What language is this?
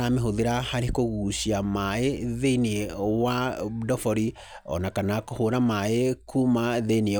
Kikuyu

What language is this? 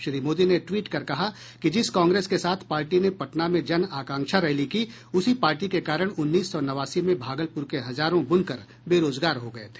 Hindi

